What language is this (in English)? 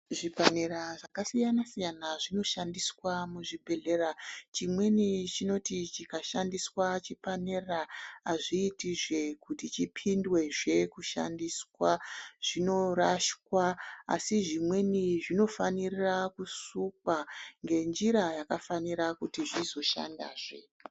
Ndau